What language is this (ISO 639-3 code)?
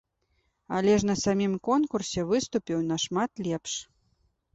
bel